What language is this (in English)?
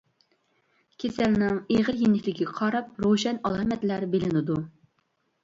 Uyghur